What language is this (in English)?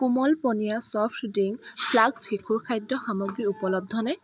Assamese